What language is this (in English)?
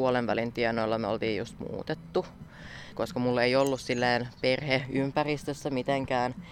Finnish